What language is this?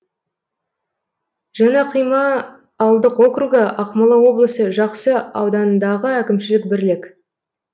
Kazakh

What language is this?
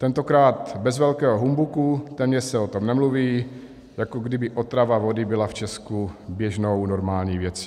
Czech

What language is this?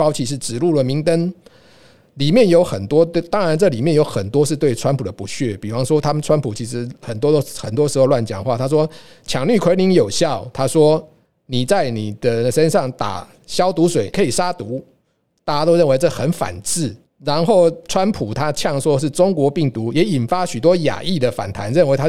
Chinese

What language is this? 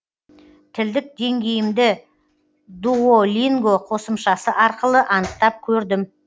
Kazakh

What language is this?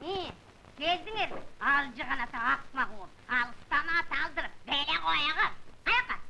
Turkish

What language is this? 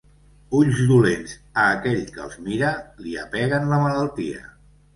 Catalan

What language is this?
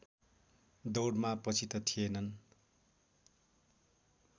Nepali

